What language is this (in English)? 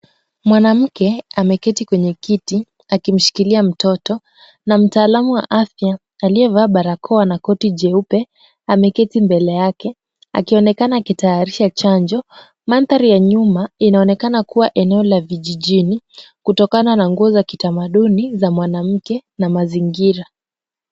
Swahili